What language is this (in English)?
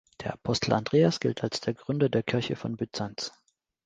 German